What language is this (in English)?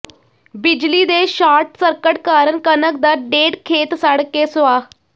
Punjabi